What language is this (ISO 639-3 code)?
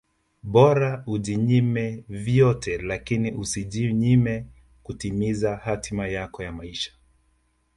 swa